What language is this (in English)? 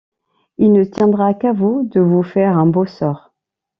French